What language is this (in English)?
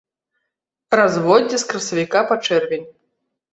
Belarusian